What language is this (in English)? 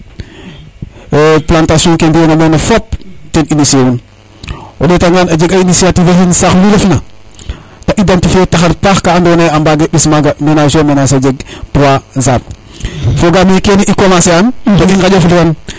Serer